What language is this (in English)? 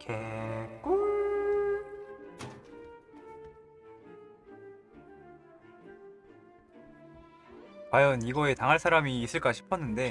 Korean